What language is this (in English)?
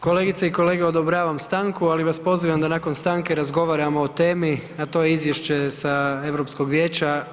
Croatian